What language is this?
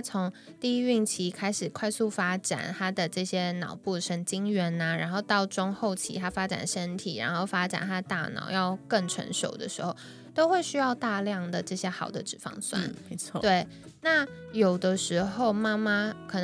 Chinese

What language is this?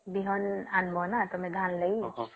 Odia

